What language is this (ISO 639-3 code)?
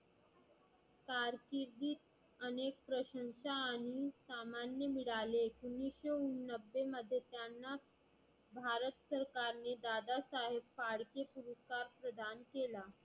mar